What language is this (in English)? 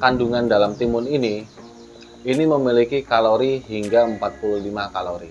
Indonesian